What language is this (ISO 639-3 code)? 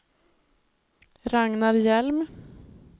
swe